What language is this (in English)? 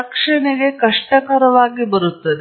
Kannada